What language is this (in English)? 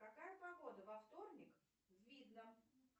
Russian